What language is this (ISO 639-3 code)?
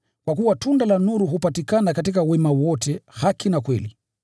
swa